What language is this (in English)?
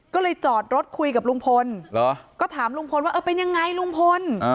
Thai